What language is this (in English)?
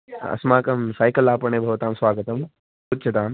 Sanskrit